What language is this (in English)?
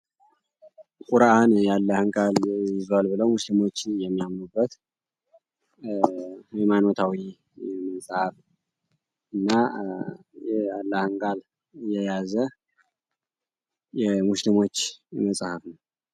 Amharic